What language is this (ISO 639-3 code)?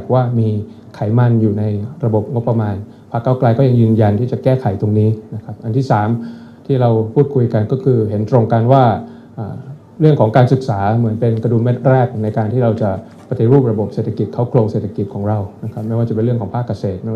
tha